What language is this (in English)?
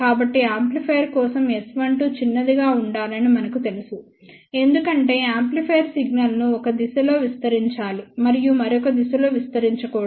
Telugu